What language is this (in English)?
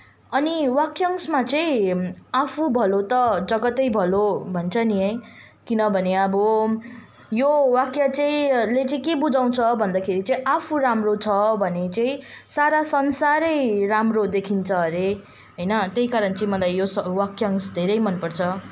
Nepali